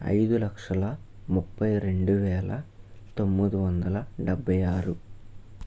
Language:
Telugu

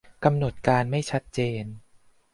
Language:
Thai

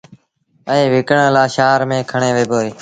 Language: Sindhi Bhil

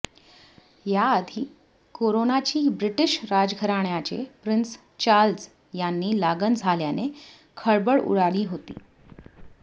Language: Marathi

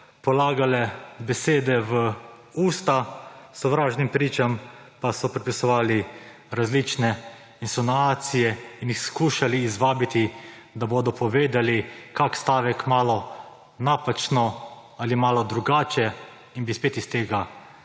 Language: Slovenian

